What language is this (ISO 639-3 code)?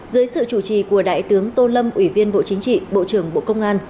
vie